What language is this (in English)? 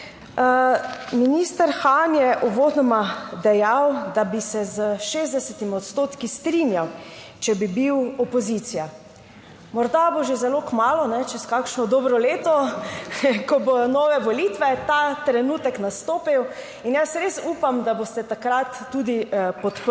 Slovenian